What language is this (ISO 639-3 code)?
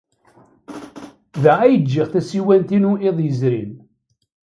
kab